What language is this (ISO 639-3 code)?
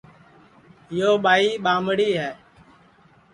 ssi